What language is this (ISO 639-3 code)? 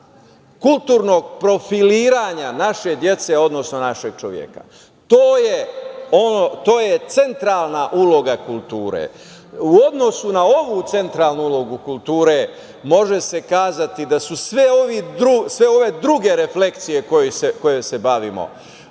srp